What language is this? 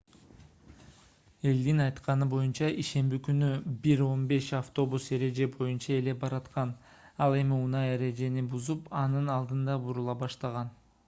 Kyrgyz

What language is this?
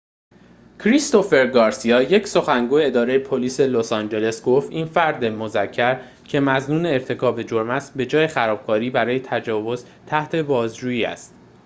Persian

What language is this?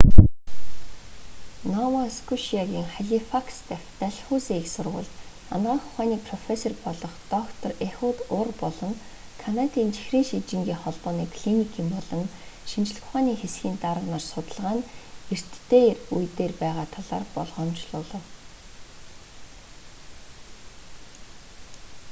Mongolian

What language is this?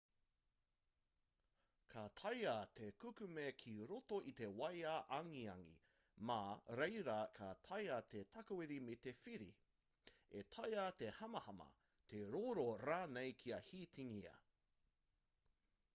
Māori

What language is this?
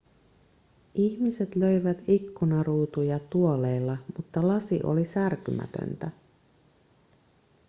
Finnish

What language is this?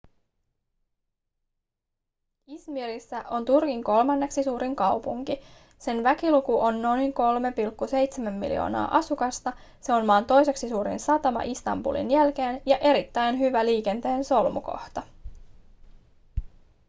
Finnish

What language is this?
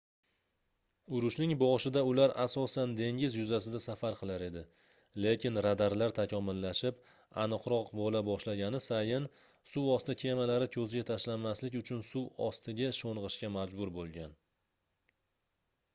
Uzbek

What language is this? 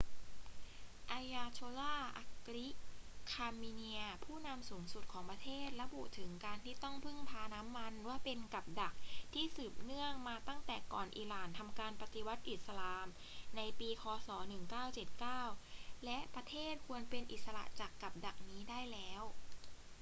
Thai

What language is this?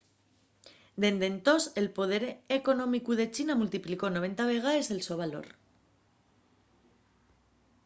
Asturian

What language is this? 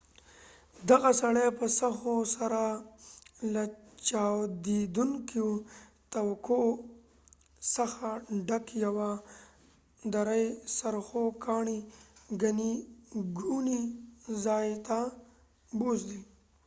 Pashto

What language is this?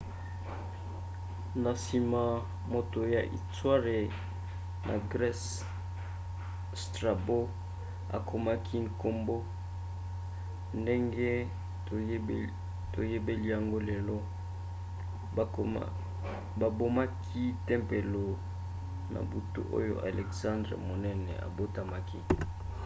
Lingala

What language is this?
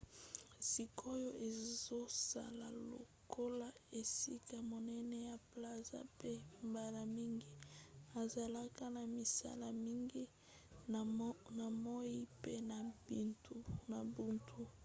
Lingala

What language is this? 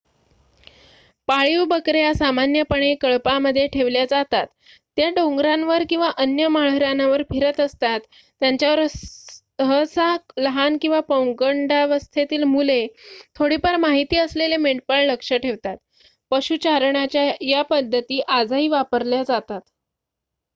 Marathi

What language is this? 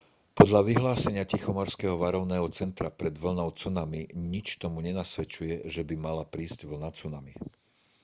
Slovak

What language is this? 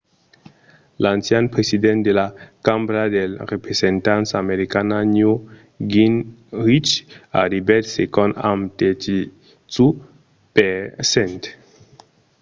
Occitan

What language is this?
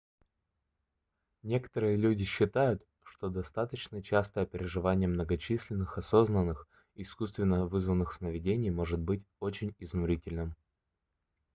Russian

